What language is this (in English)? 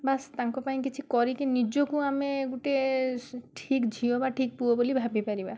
Odia